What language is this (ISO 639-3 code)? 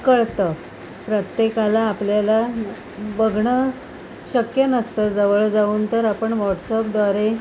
mar